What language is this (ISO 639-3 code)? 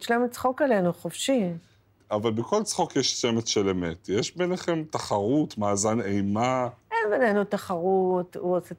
heb